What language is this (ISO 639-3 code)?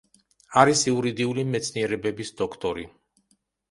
kat